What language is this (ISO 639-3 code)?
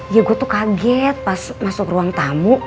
ind